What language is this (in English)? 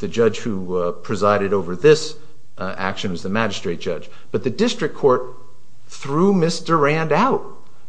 English